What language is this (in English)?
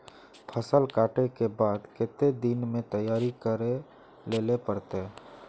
Magahi